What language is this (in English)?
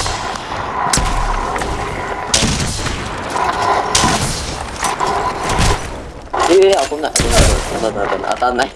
Japanese